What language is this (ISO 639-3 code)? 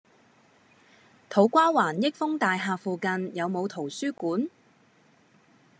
yue